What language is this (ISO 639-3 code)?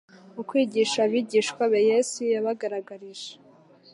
kin